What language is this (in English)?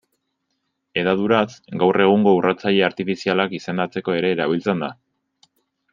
Basque